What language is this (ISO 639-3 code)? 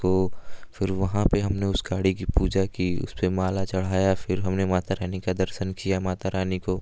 hin